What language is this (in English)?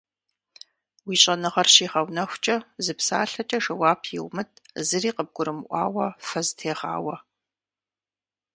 Kabardian